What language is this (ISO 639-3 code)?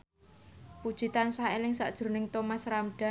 jav